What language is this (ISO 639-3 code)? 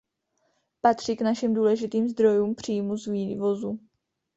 ces